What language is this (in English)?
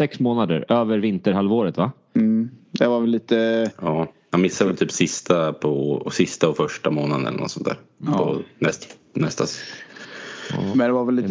Swedish